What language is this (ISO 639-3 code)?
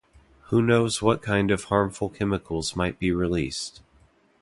eng